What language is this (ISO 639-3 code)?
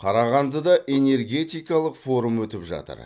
kaz